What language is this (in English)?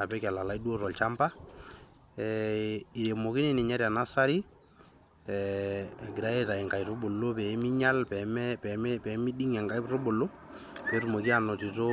Masai